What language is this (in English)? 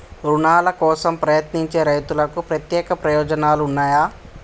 Telugu